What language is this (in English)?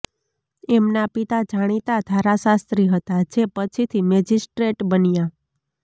Gujarati